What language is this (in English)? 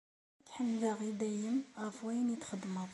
Kabyle